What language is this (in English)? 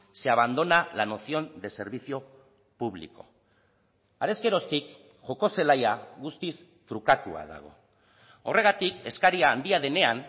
Basque